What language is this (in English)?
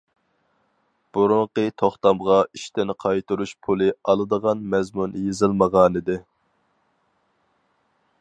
Uyghur